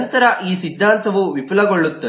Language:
Kannada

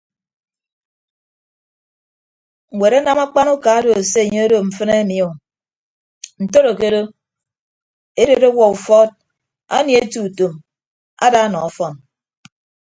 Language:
Ibibio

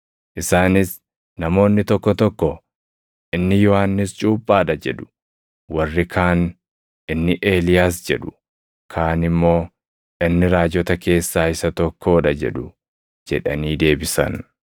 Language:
Oromo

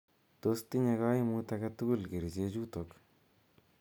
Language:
Kalenjin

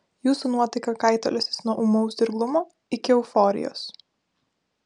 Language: Lithuanian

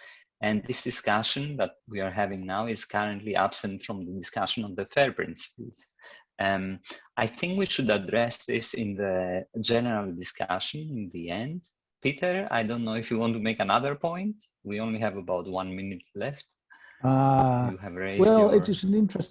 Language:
English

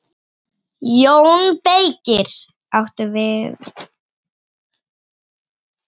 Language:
Icelandic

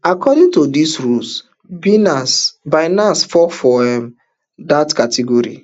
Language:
Nigerian Pidgin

